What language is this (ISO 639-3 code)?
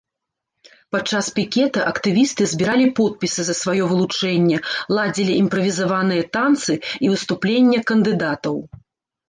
bel